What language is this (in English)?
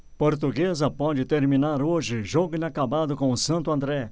Portuguese